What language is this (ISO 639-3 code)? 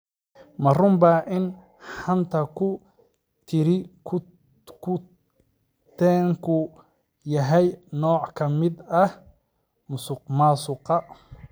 som